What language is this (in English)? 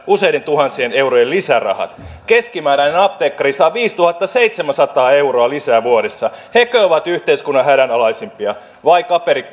Finnish